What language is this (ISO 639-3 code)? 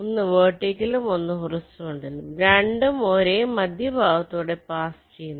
mal